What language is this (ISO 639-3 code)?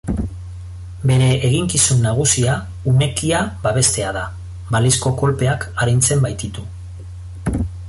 eus